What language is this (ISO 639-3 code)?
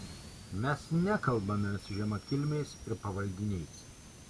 lit